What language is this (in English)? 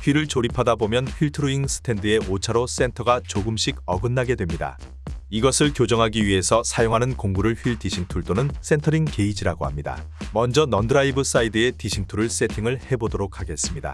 Korean